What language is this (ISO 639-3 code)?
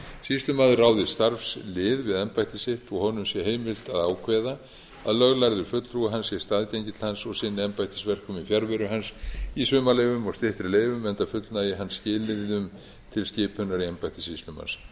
isl